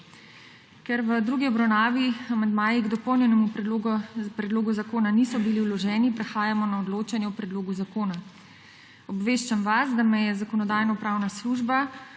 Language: Slovenian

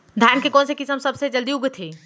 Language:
Chhattisgarhi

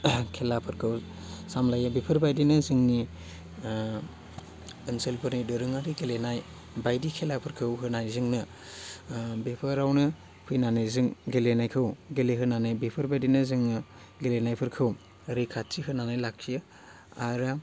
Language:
Bodo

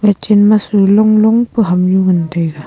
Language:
Wancho Naga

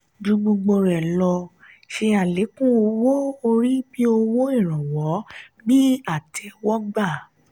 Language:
Yoruba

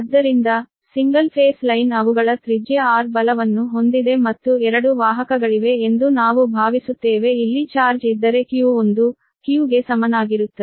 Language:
Kannada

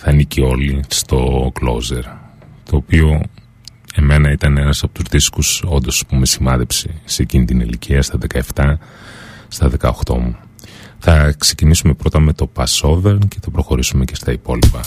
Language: Greek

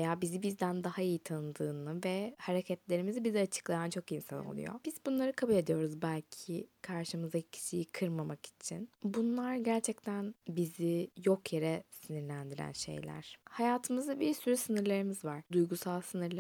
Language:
Turkish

